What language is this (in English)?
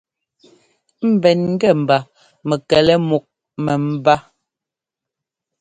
Ngomba